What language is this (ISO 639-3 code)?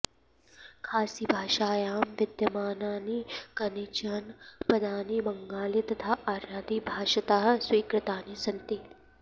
san